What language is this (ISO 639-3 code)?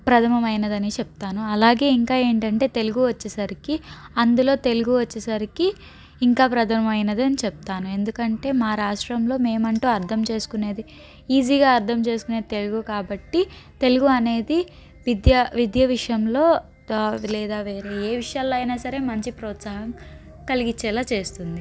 tel